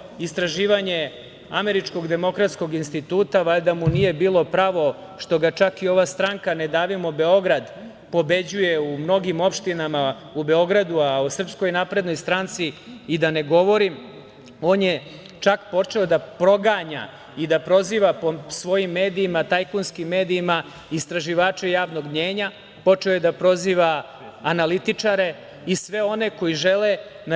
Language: Serbian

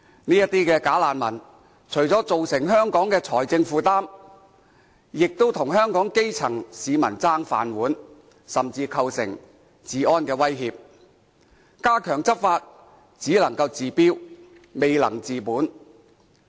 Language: Cantonese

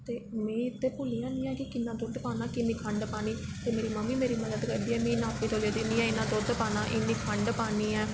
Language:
Dogri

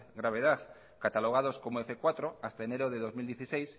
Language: Spanish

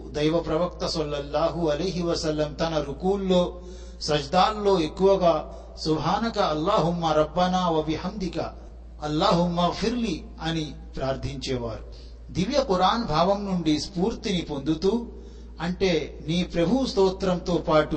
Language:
Telugu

